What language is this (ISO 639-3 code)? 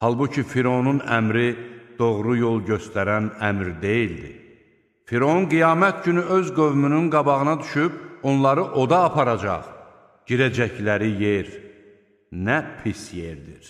tur